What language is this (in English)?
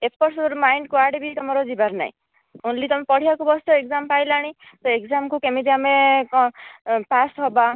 Odia